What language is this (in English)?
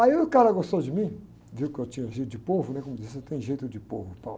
Portuguese